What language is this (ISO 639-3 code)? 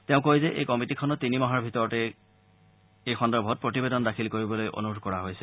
asm